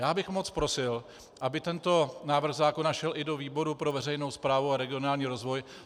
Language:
Czech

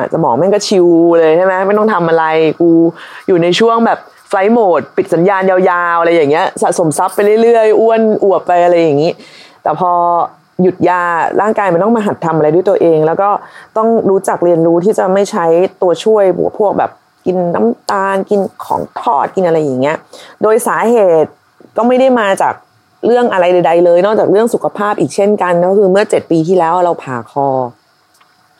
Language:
Thai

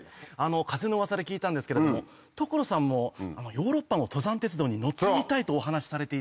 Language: Japanese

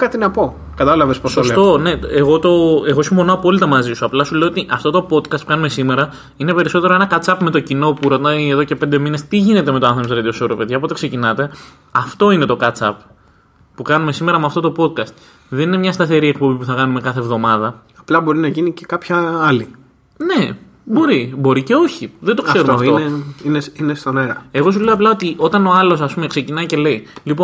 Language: Greek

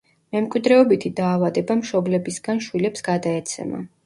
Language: Georgian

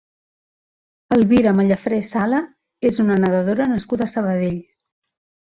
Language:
Catalan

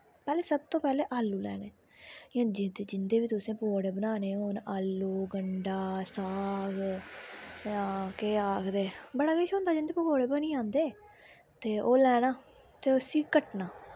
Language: Dogri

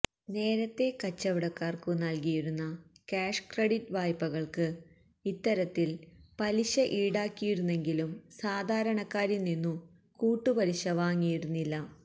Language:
Malayalam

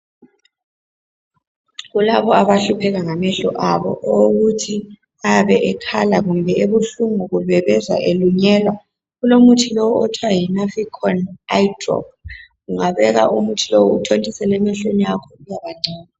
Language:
North Ndebele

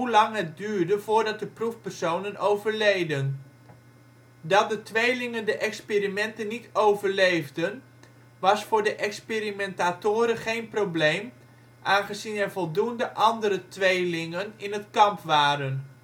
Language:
Dutch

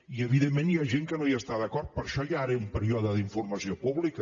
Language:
Catalan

